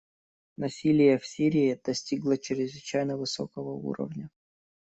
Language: Russian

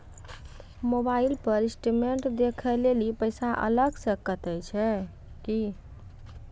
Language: Maithili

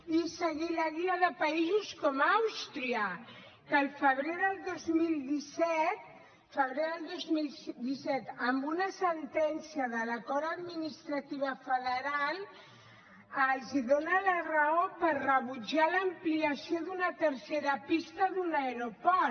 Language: Catalan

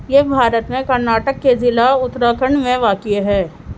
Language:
Urdu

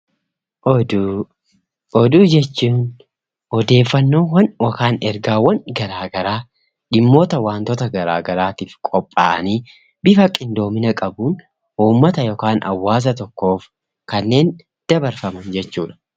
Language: Oromo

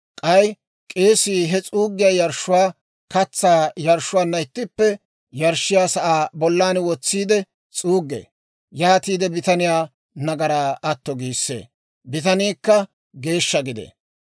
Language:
Dawro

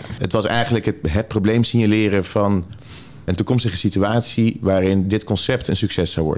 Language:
Dutch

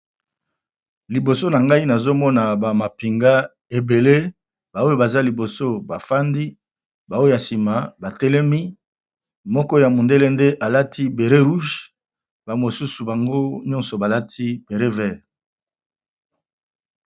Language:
Lingala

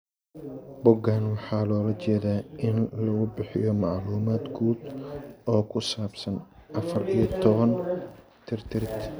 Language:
Somali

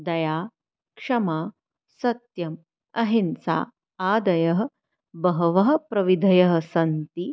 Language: Sanskrit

